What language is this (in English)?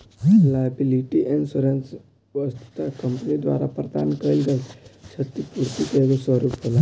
Bhojpuri